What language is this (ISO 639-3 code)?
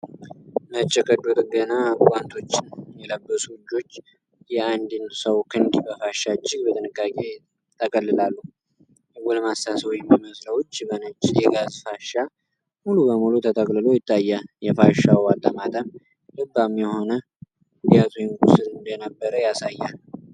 amh